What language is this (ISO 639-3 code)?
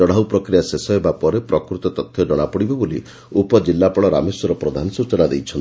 ori